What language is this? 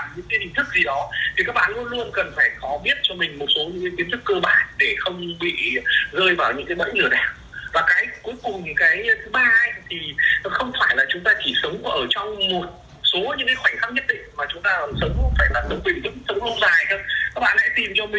Vietnamese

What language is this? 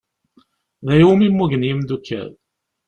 Kabyle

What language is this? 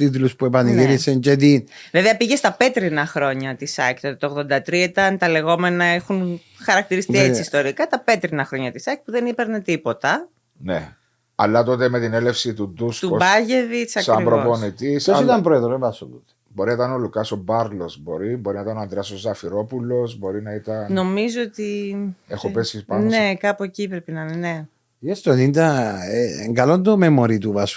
Greek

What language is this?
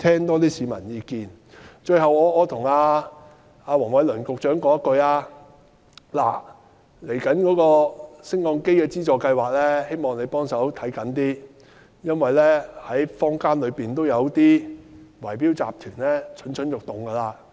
Cantonese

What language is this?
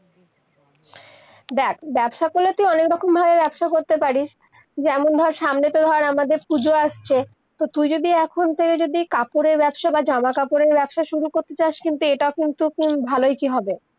Bangla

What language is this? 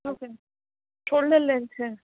Gujarati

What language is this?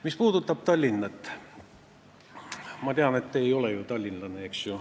Estonian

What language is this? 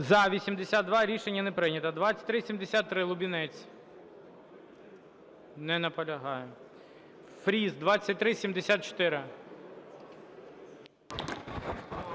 Ukrainian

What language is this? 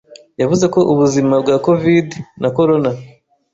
Kinyarwanda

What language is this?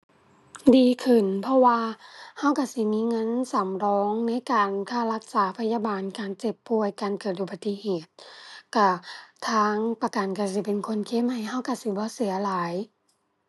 Thai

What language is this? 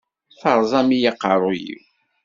Kabyle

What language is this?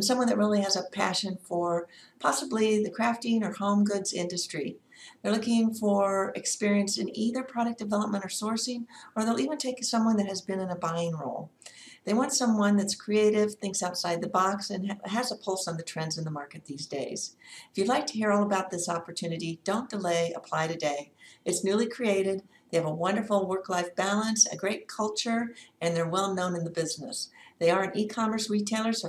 English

